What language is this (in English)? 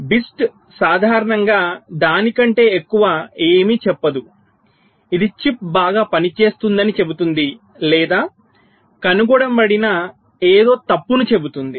Telugu